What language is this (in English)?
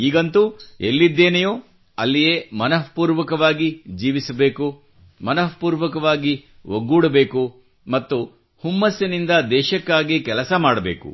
Kannada